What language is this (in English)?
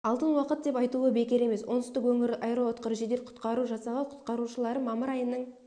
Kazakh